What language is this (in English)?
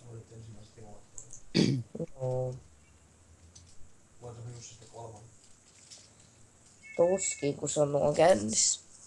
Finnish